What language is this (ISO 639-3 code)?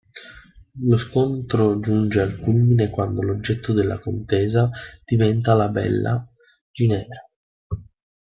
ita